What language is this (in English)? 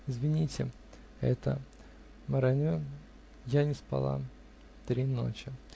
Russian